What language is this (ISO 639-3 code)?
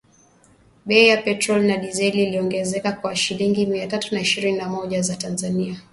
swa